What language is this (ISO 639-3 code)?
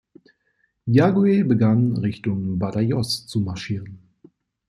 deu